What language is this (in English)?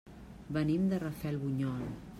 Catalan